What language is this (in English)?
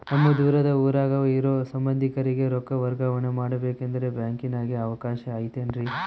Kannada